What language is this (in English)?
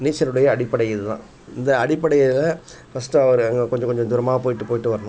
Tamil